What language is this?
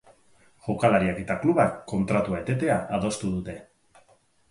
Basque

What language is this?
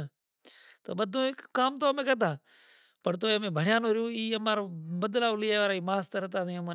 Kachi Koli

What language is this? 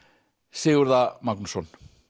Icelandic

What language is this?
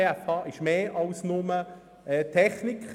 Swiss German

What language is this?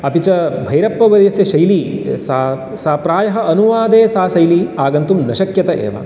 Sanskrit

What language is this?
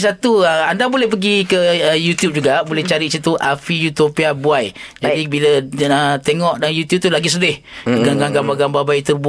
Malay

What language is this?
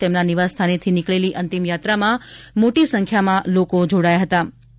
Gujarati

